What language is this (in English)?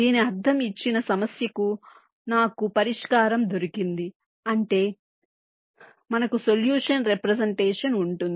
Telugu